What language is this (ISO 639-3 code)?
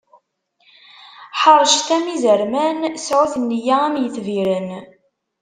kab